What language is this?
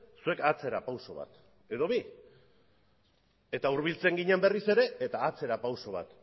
Basque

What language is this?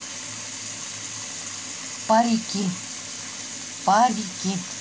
Russian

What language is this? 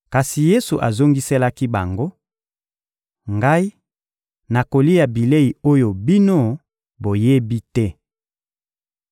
Lingala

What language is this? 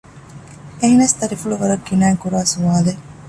Divehi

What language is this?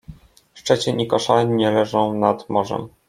Polish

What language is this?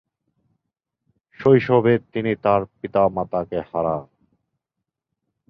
Bangla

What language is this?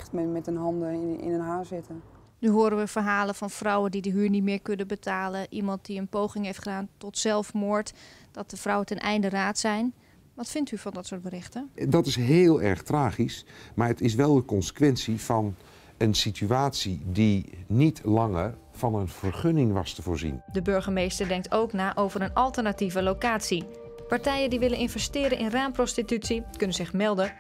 Dutch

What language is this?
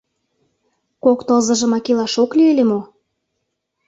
Mari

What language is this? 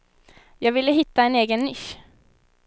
Swedish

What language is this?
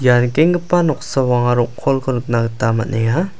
Garo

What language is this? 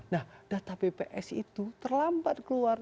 Indonesian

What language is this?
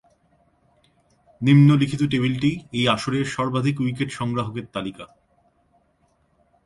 Bangla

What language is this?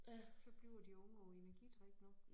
Danish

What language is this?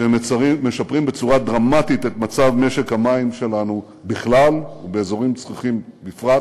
Hebrew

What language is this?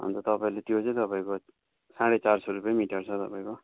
Nepali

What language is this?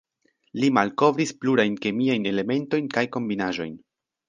Esperanto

